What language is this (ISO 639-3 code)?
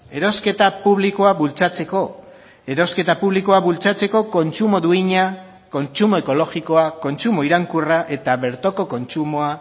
eus